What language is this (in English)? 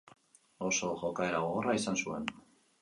Basque